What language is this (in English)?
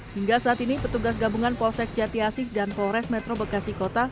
Indonesian